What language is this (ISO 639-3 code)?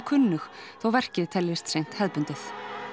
isl